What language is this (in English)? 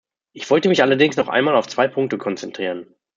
German